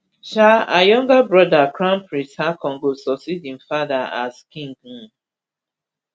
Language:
Nigerian Pidgin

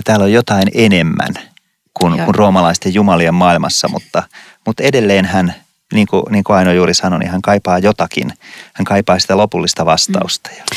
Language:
Finnish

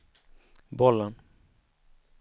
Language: Swedish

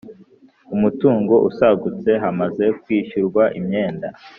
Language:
Kinyarwanda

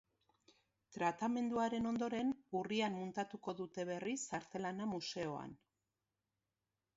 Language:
Basque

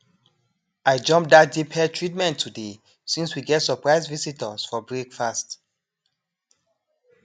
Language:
Nigerian Pidgin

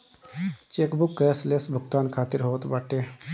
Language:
Bhojpuri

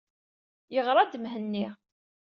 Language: Kabyle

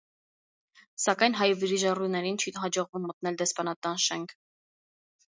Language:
Armenian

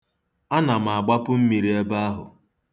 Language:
Igbo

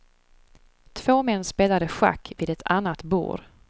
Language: Swedish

